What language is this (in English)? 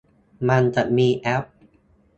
Thai